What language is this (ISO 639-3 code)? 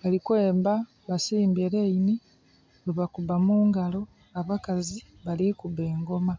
xog